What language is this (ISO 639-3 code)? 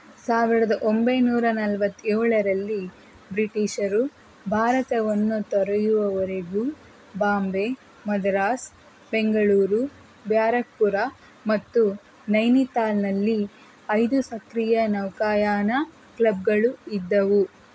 kan